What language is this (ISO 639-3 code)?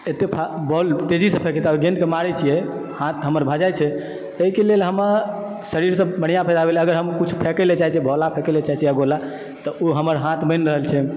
mai